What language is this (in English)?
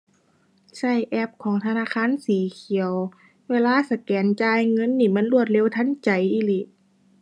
Thai